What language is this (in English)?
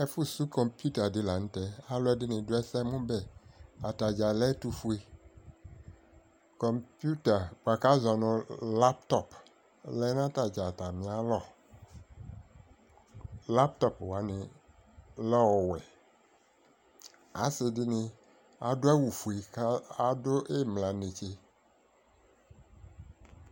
Ikposo